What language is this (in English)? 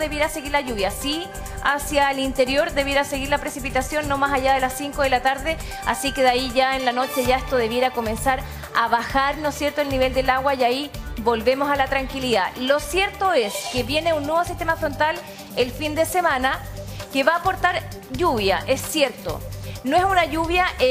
Spanish